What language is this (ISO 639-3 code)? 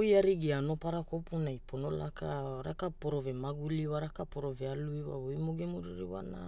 hul